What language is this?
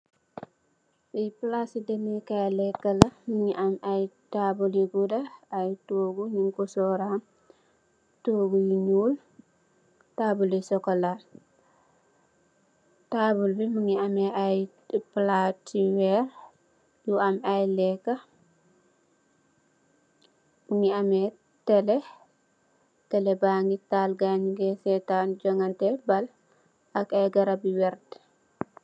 Wolof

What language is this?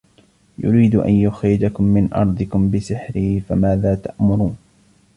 Arabic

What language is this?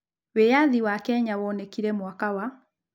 Kikuyu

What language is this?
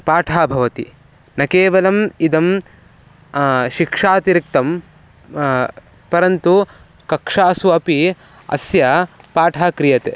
Sanskrit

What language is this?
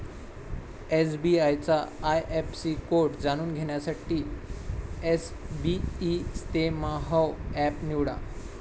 Marathi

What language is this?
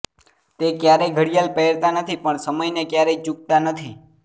Gujarati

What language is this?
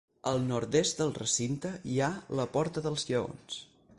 Catalan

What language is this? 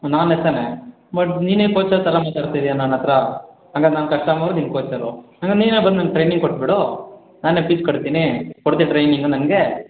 Kannada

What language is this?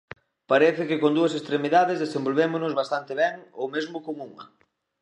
Galician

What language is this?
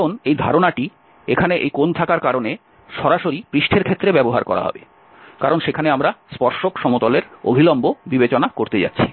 Bangla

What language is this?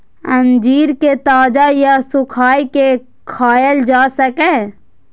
Maithili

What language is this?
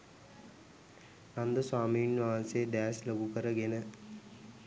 Sinhala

